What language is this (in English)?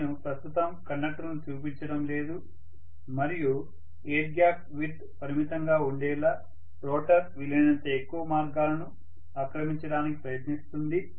Telugu